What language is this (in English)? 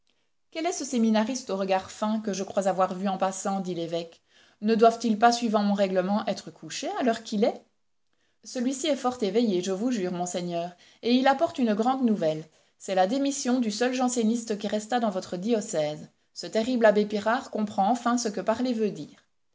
French